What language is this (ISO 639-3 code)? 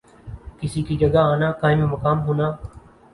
urd